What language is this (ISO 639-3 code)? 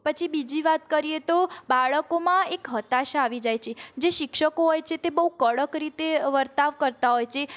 guj